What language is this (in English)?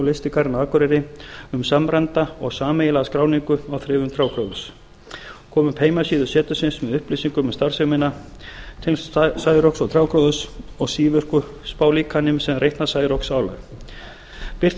Icelandic